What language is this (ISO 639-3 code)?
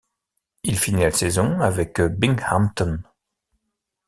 fra